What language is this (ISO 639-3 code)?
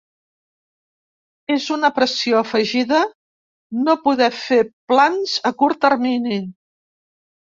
cat